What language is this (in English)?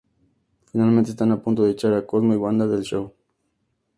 Spanish